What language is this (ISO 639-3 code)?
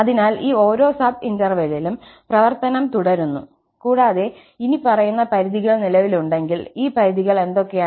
mal